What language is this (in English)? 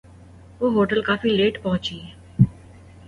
Urdu